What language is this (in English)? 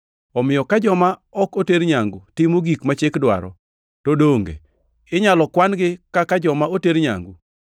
Luo (Kenya and Tanzania)